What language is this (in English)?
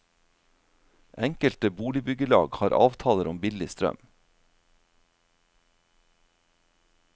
Norwegian